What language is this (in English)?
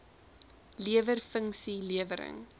Afrikaans